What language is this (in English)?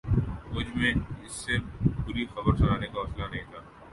Urdu